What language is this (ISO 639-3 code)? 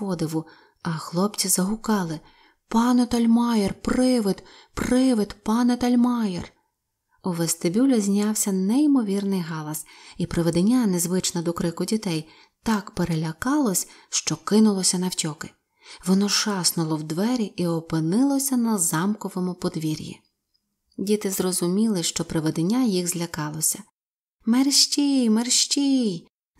ukr